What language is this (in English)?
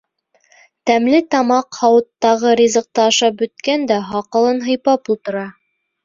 Bashkir